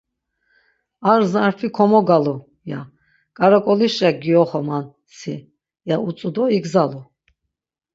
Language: Laz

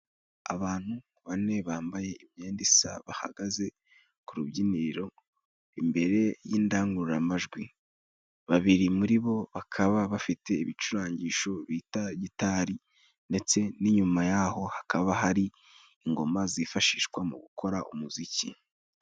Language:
Kinyarwanda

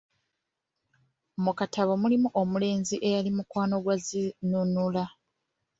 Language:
Ganda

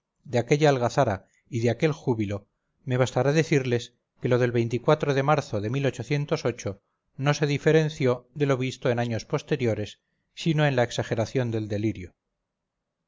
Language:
Spanish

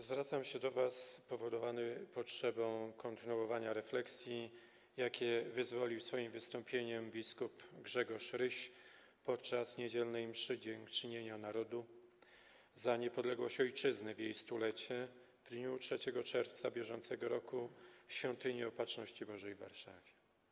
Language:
Polish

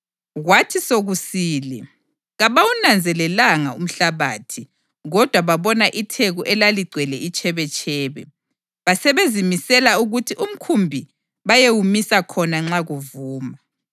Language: North Ndebele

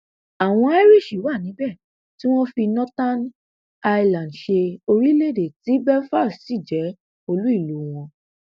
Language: Yoruba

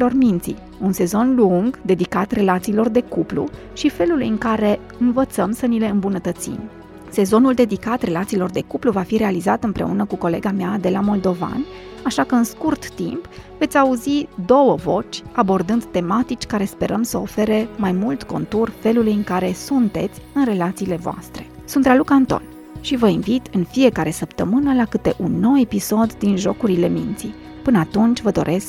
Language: Romanian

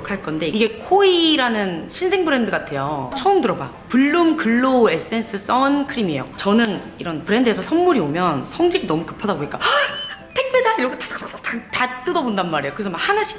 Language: Korean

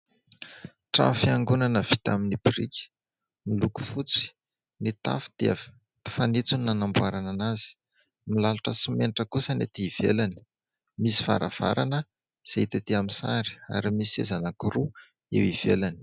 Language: Malagasy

